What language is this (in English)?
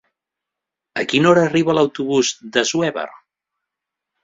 Catalan